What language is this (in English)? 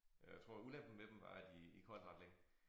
Danish